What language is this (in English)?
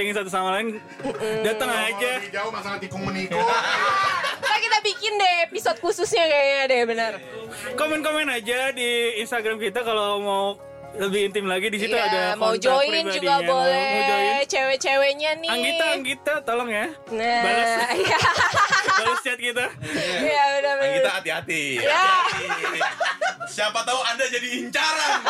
Indonesian